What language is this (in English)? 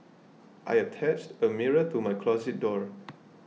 English